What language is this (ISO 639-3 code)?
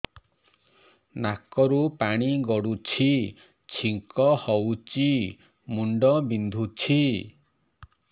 ori